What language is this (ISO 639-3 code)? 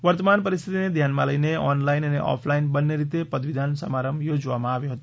guj